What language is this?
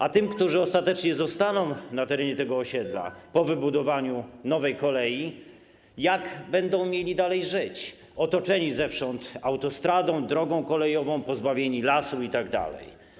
Polish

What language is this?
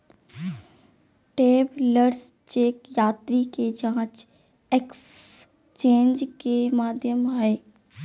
Magahi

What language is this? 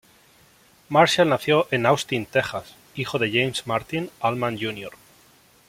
Spanish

